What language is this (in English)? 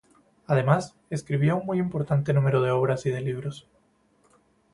Spanish